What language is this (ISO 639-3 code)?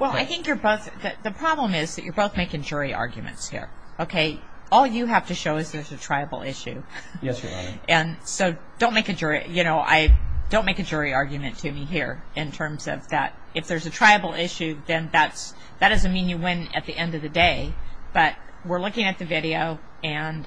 eng